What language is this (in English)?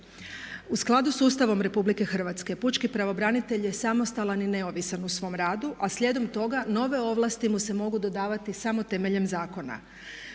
Croatian